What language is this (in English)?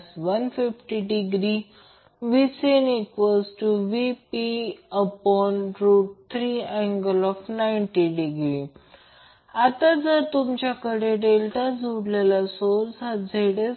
Marathi